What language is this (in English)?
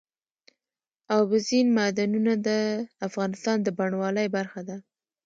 Pashto